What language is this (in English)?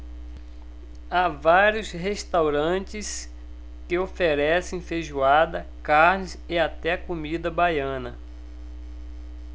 Portuguese